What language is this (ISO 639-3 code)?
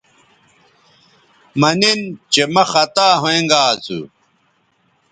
btv